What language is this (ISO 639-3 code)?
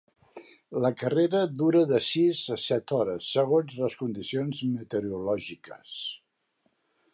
cat